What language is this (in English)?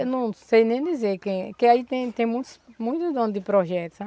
Portuguese